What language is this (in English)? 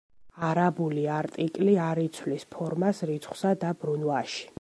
Georgian